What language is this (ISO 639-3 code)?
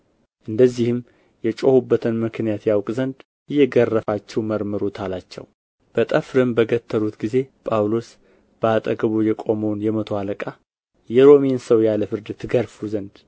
amh